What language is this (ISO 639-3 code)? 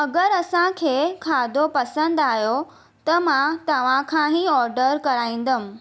snd